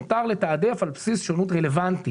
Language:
Hebrew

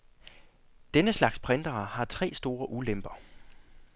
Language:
Danish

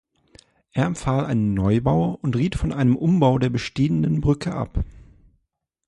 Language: German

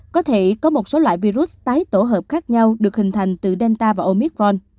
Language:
Vietnamese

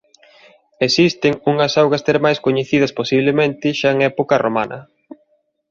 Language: Galician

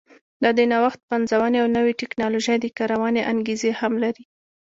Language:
Pashto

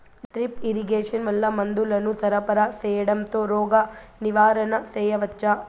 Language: Telugu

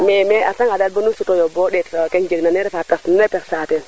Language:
Serer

